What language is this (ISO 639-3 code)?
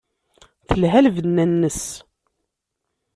kab